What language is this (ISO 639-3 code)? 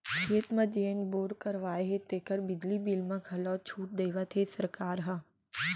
hne